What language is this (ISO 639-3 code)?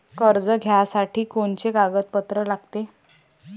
mar